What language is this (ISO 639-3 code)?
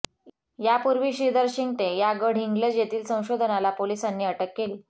mar